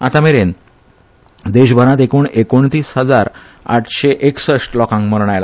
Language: Konkani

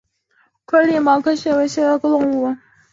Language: Chinese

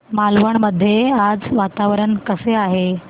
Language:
Marathi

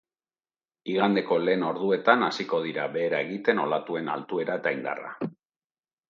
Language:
Basque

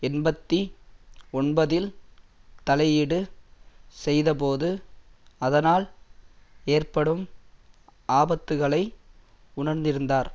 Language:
Tamil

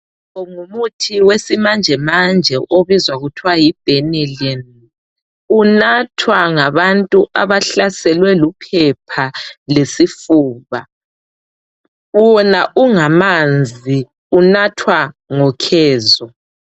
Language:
North Ndebele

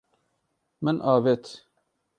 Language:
Kurdish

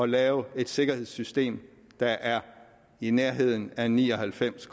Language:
Danish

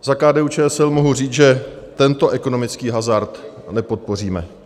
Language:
Czech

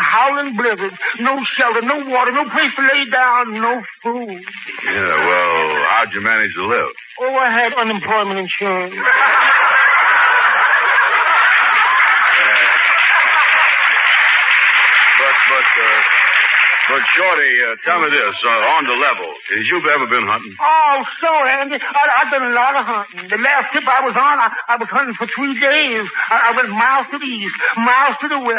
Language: English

